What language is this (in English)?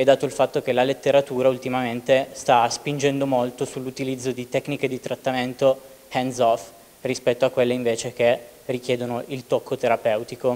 Italian